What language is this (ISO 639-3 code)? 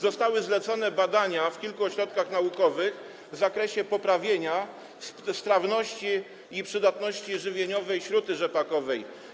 pol